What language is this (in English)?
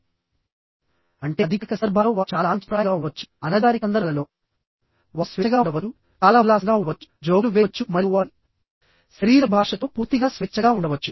Telugu